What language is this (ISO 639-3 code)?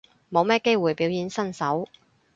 yue